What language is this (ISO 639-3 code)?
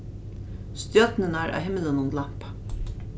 fao